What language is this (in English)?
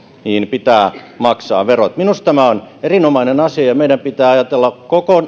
Finnish